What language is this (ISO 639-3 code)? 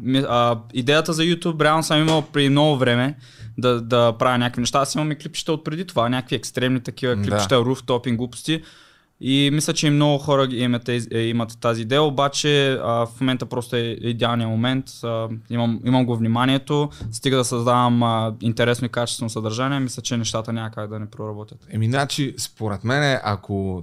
bul